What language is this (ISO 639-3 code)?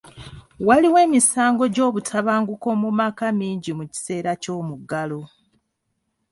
lug